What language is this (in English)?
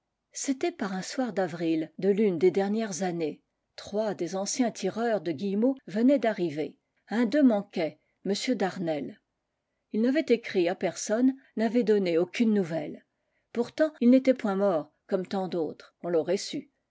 French